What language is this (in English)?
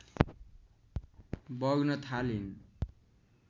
Nepali